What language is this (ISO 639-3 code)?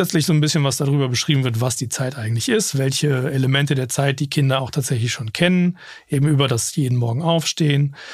deu